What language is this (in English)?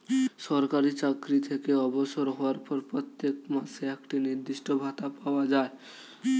Bangla